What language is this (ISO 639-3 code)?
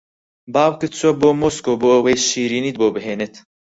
ckb